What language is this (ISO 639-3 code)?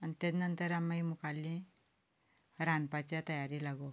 kok